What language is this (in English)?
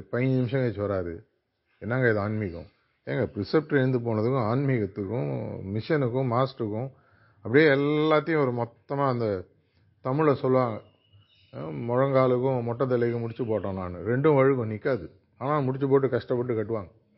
Tamil